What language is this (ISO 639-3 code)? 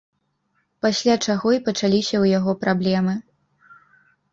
bel